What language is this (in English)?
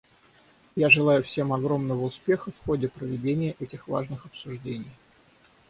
Russian